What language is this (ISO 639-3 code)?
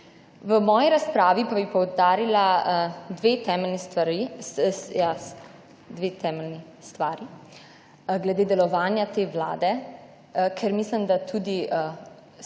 slv